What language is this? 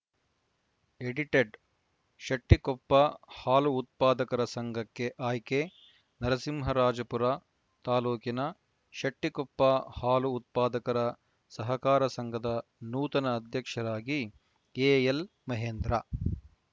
Kannada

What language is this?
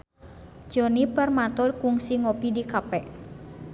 Sundanese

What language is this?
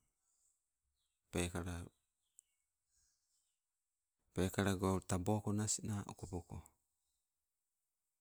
Sibe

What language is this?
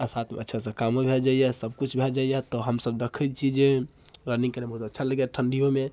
Maithili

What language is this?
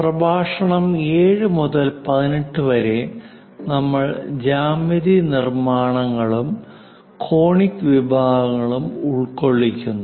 Malayalam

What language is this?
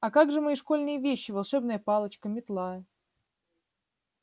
Russian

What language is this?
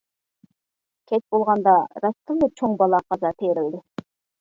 Uyghur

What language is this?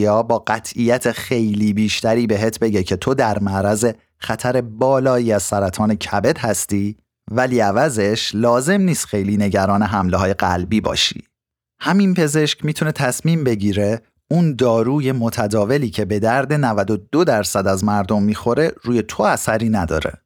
Persian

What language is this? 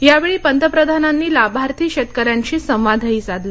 Marathi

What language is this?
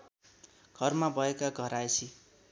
Nepali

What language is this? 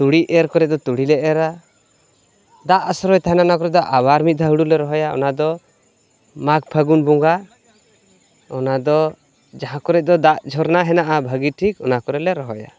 Santali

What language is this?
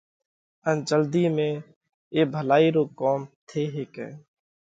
Parkari Koli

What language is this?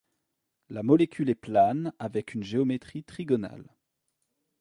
French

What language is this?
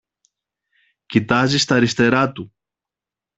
Greek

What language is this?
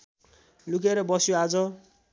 Nepali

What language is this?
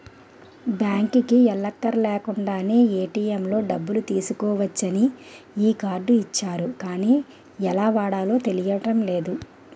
Telugu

